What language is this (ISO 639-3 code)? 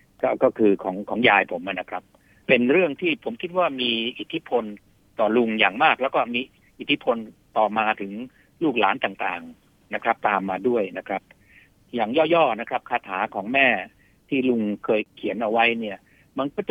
tha